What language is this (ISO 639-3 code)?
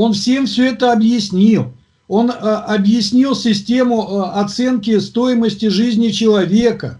rus